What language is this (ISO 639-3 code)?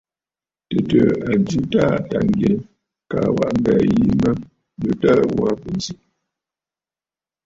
bfd